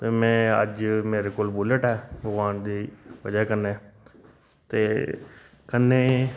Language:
Dogri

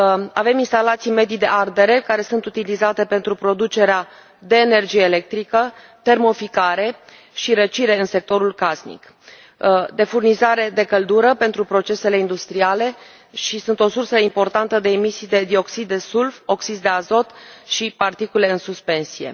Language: Romanian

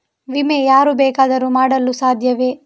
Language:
Kannada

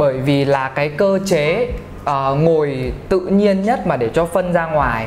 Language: Vietnamese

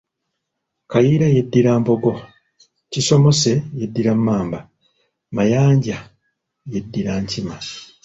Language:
Ganda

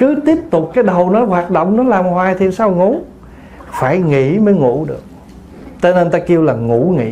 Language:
Vietnamese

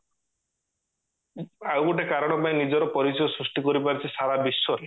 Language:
Odia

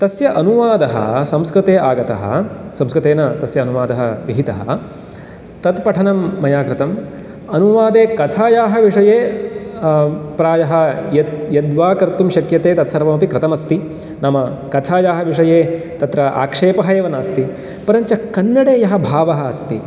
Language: Sanskrit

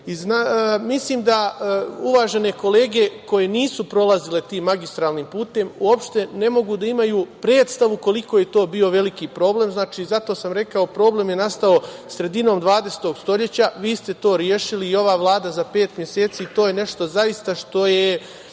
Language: Serbian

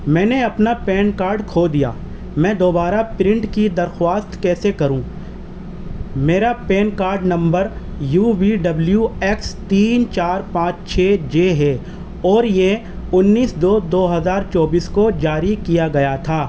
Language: Urdu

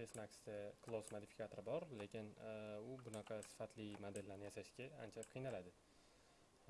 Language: Turkish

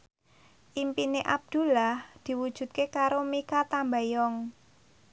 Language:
Javanese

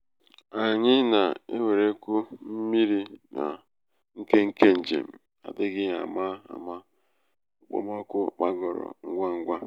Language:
Igbo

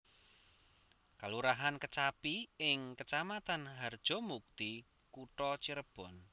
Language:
Javanese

